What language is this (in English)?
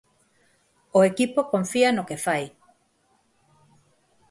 Galician